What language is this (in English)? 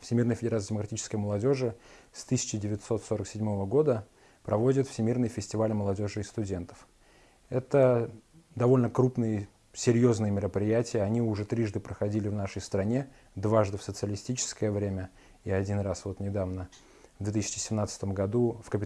Russian